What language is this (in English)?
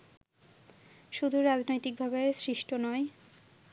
Bangla